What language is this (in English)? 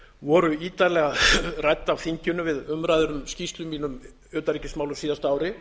Icelandic